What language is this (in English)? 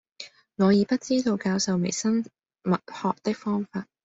Cantonese